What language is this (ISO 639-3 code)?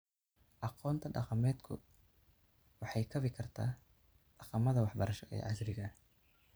som